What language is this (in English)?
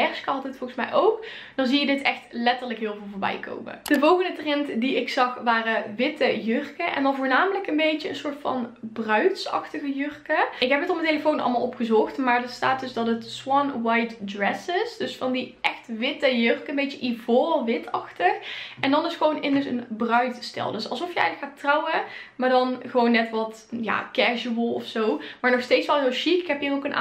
Dutch